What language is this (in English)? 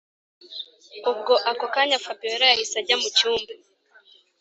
Kinyarwanda